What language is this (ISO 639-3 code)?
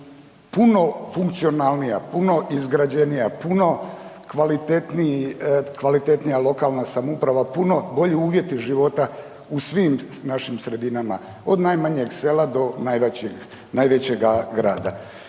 hrv